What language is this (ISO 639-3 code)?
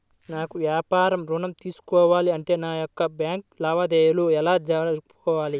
tel